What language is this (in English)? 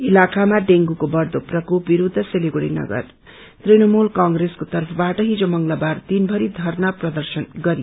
Nepali